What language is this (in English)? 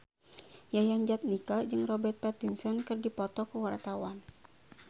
Sundanese